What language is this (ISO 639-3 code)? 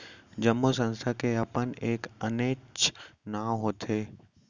hne